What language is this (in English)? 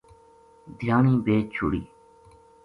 Gujari